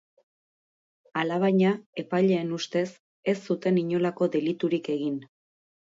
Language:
Basque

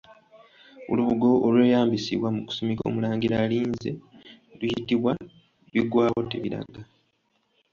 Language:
Ganda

